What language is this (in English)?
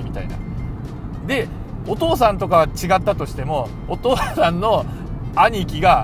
Japanese